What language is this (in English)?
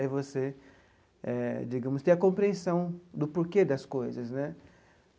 Portuguese